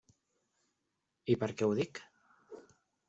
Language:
Catalan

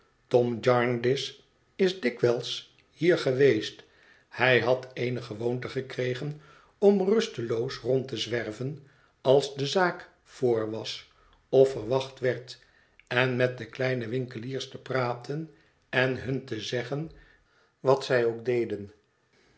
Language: Dutch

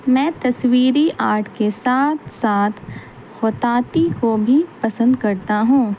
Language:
Urdu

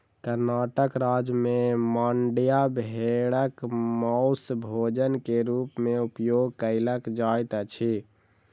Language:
Maithili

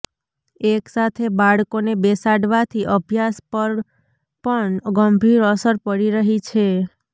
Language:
Gujarati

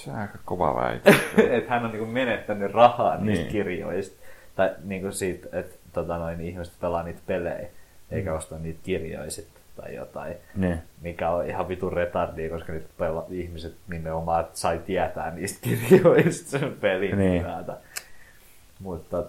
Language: Finnish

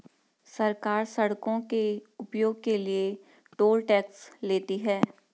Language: Hindi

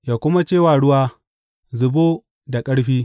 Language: Hausa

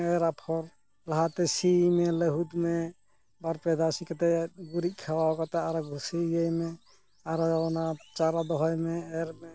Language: Santali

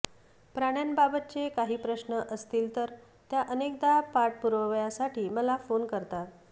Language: Marathi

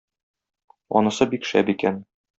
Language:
Tatar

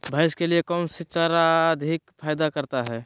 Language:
Magahi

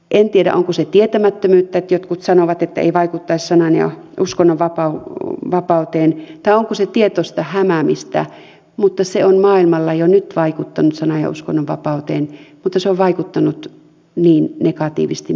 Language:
Finnish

